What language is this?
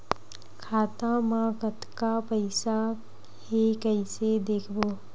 Chhattisgarhi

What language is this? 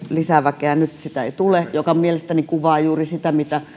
Finnish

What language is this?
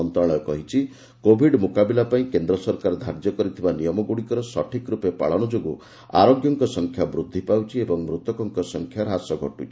Odia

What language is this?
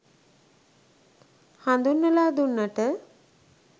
Sinhala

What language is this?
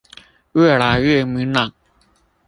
Chinese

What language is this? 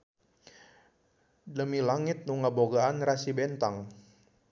Sundanese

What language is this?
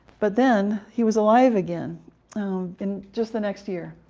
English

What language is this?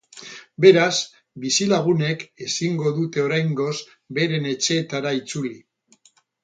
Basque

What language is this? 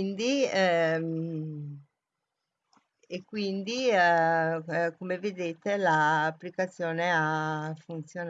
Italian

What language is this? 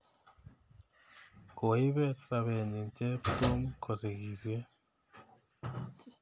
Kalenjin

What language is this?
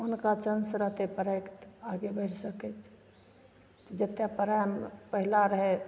Maithili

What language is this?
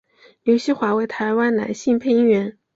Chinese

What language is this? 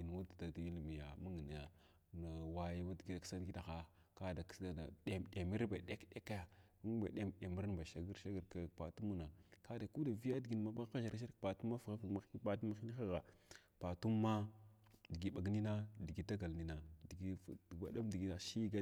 Glavda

